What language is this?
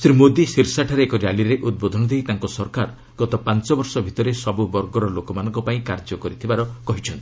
Odia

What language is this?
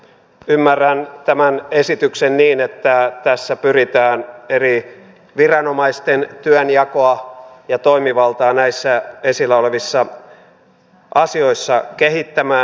Finnish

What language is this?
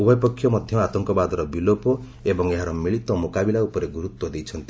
Odia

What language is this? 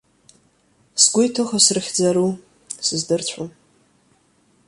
Abkhazian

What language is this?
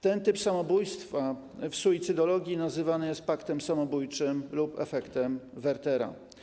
Polish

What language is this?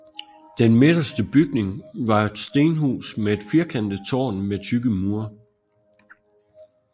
Danish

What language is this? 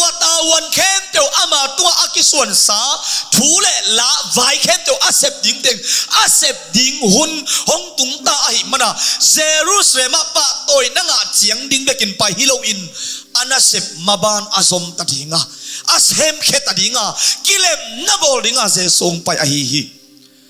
Indonesian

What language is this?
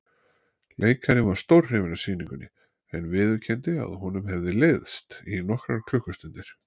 Icelandic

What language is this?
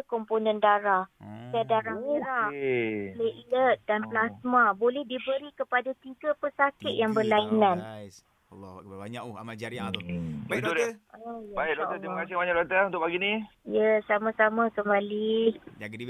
Malay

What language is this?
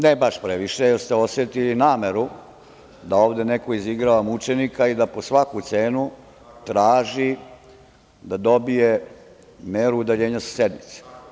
Serbian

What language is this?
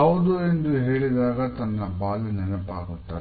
Kannada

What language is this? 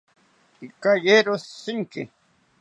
South Ucayali Ashéninka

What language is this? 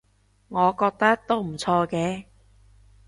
Cantonese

